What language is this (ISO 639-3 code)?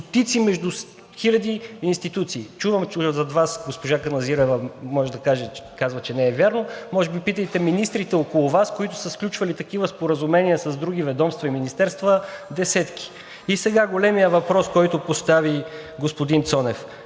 bul